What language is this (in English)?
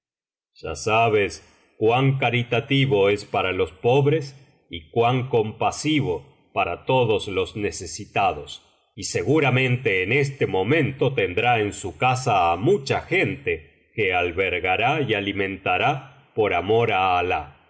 Spanish